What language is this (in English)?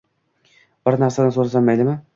Uzbek